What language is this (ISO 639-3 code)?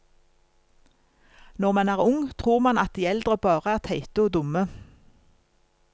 nor